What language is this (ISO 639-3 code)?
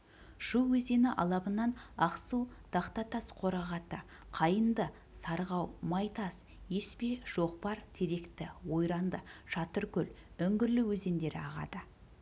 kaz